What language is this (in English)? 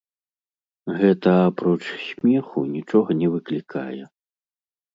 Belarusian